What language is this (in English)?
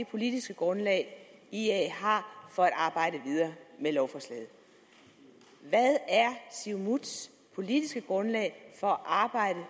Danish